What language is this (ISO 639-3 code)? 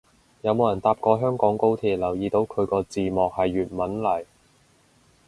yue